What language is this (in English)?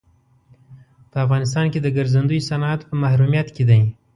Pashto